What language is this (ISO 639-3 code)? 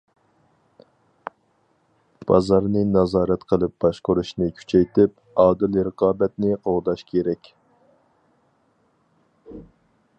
uig